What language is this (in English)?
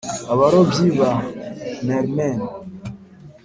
Kinyarwanda